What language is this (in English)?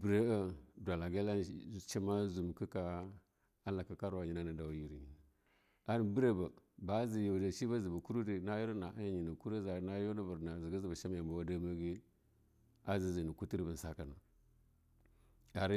Longuda